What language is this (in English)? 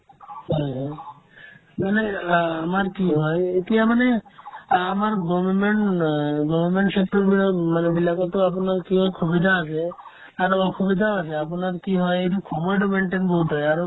Assamese